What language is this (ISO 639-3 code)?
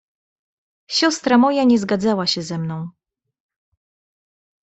pol